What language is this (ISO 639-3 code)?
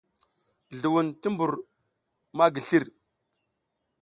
giz